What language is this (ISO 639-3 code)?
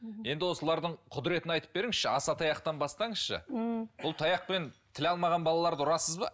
kaz